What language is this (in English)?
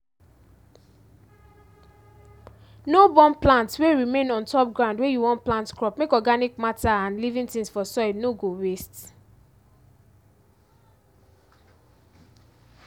Nigerian Pidgin